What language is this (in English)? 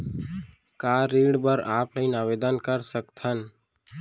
Chhattisgarhi